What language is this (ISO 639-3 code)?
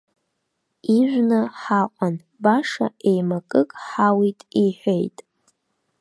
abk